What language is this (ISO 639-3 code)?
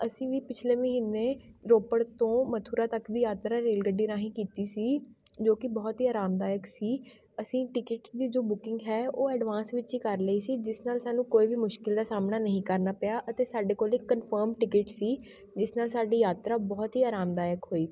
pan